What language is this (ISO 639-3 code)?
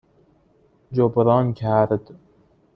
fas